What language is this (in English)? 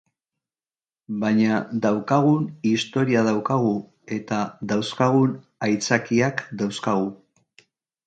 Basque